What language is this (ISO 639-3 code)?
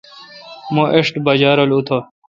xka